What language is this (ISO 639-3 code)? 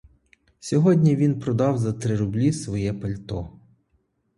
ukr